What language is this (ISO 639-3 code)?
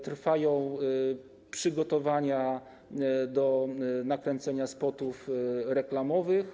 pol